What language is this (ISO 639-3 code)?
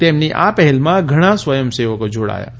guj